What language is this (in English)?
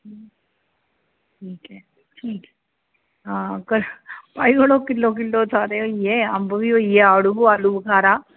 Dogri